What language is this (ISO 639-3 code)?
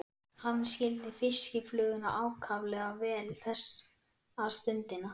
isl